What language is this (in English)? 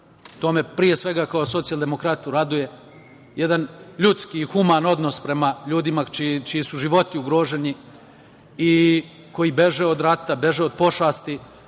Serbian